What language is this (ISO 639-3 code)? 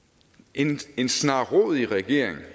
dan